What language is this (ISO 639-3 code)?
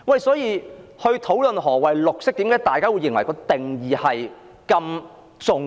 yue